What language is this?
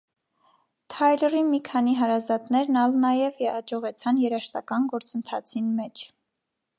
Armenian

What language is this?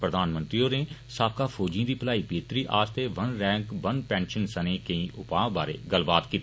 Dogri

